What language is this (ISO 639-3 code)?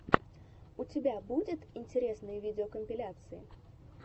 rus